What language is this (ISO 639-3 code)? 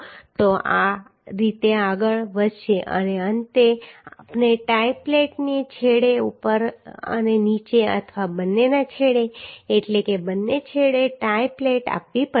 guj